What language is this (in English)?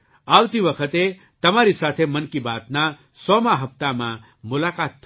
Gujarati